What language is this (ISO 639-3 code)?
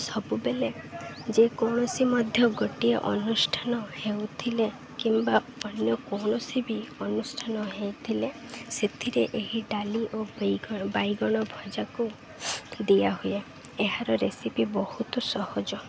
ori